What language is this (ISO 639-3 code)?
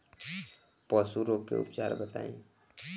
bho